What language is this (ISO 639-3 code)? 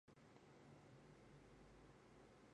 zho